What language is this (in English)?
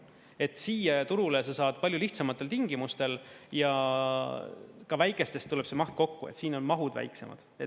Estonian